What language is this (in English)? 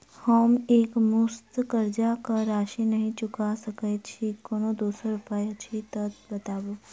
Maithili